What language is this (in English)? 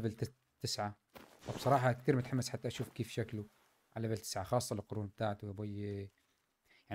Arabic